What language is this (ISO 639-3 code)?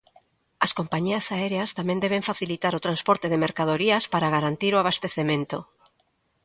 glg